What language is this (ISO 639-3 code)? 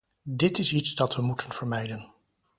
nld